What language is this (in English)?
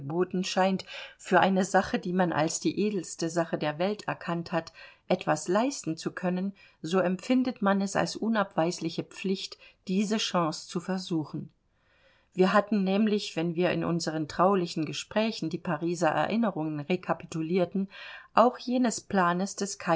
German